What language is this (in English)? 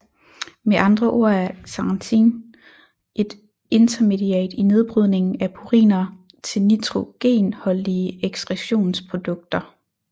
Danish